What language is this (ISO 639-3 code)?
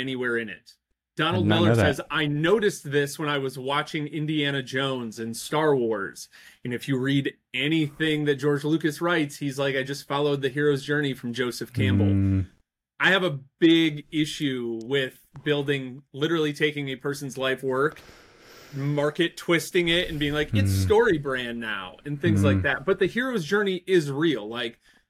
eng